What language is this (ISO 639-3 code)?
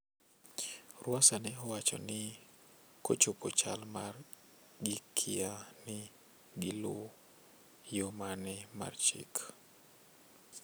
luo